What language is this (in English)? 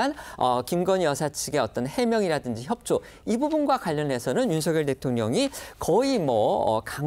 Korean